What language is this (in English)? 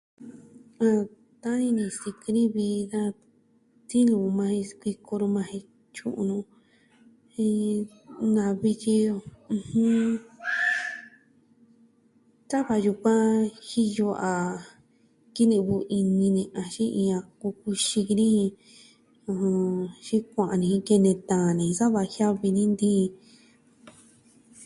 Southwestern Tlaxiaco Mixtec